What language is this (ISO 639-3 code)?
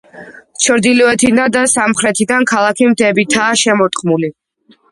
kat